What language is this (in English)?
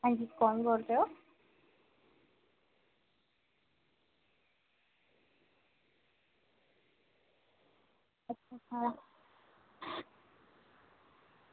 Dogri